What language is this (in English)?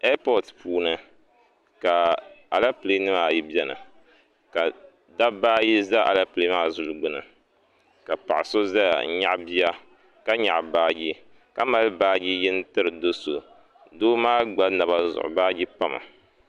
Dagbani